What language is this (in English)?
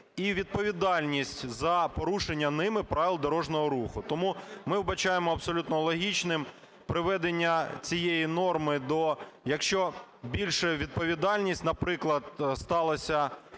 Ukrainian